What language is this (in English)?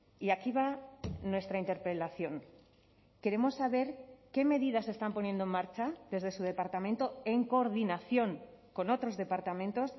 Spanish